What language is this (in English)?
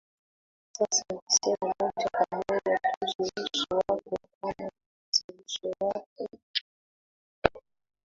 Swahili